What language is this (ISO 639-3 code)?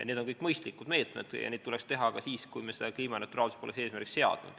est